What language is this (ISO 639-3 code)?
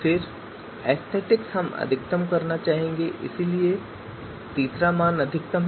hin